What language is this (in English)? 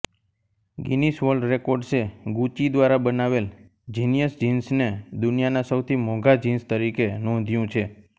Gujarati